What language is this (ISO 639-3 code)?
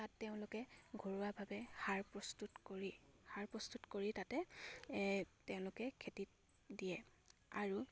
asm